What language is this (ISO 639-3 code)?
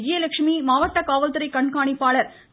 tam